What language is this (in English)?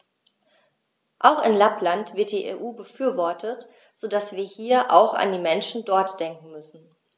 German